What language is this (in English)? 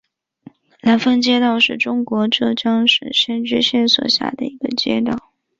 Chinese